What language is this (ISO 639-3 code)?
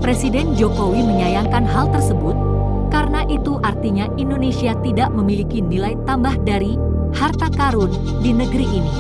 ind